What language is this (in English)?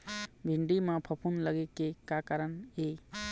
Chhattisgarhi